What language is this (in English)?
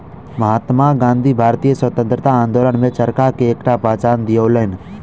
Maithili